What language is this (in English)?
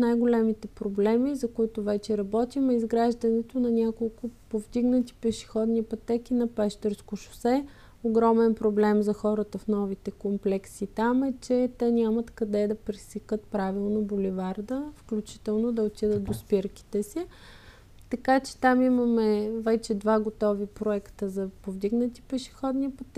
Bulgarian